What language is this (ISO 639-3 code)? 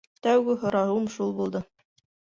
bak